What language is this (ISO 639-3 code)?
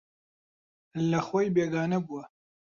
ckb